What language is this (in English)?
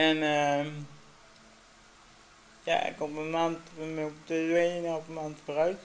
Dutch